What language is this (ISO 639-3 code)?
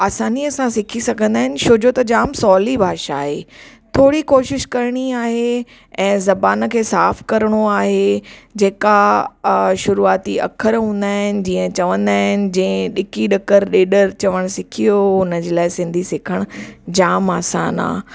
snd